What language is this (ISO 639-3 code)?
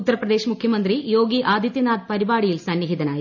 mal